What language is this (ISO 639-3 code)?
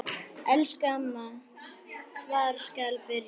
isl